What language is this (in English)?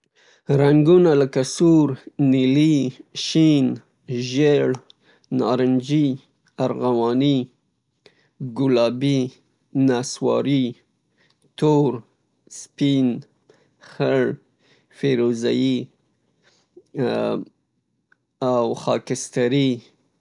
Pashto